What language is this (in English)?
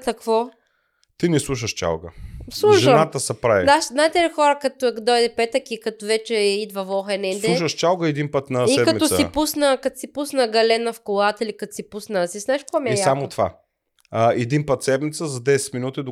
Bulgarian